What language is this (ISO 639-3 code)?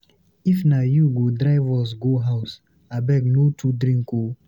pcm